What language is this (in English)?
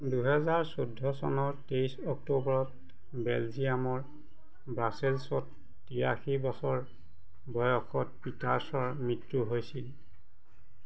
Assamese